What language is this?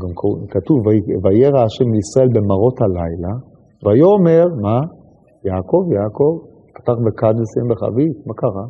Hebrew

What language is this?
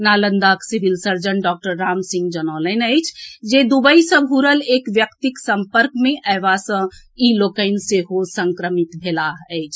Maithili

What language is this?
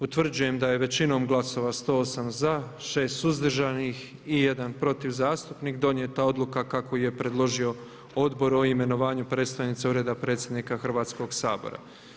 Croatian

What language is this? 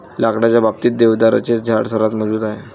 Marathi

